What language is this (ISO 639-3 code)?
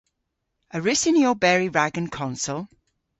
cor